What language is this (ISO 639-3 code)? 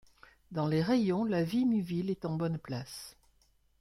fra